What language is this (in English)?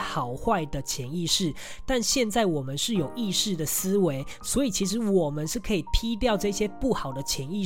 Chinese